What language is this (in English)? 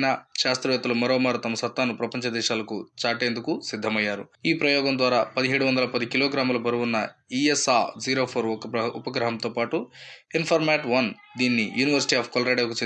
English